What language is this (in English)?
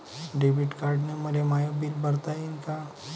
Marathi